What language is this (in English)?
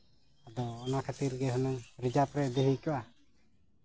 Santali